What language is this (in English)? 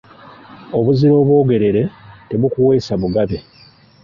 Ganda